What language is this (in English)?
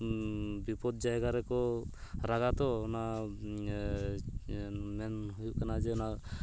Santali